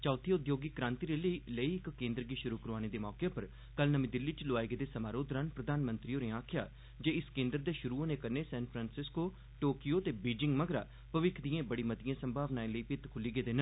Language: Dogri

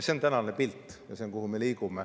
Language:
Estonian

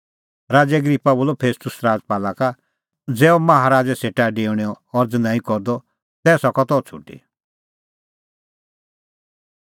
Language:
Kullu Pahari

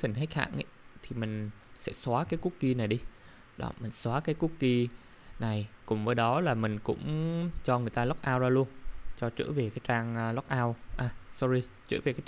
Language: Vietnamese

